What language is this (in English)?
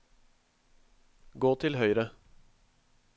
Norwegian